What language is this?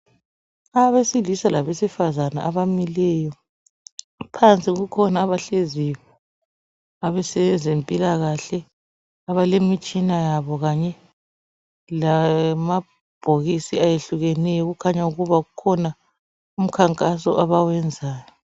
North Ndebele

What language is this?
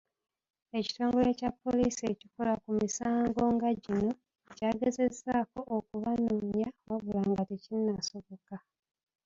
Ganda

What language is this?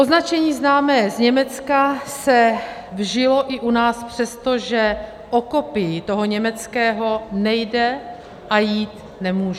Czech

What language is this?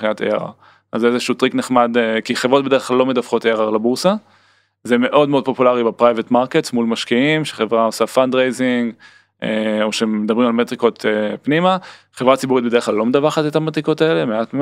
Hebrew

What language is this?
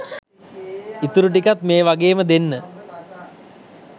Sinhala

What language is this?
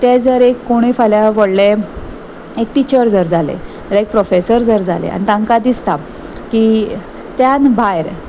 Konkani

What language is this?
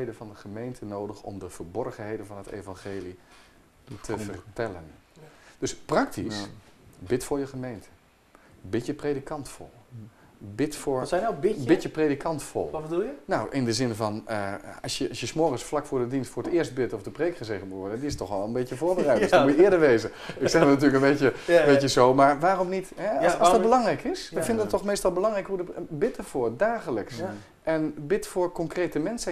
Dutch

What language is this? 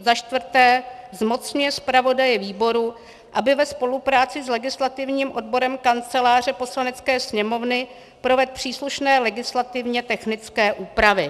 Czech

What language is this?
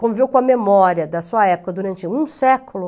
Portuguese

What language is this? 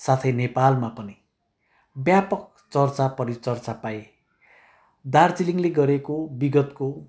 Nepali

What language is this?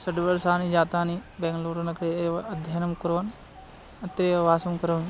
Sanskrit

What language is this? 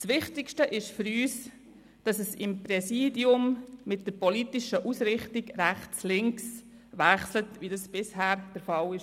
Swiss German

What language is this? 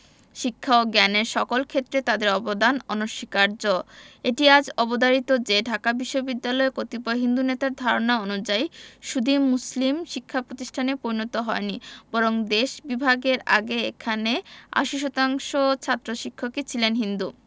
Bangla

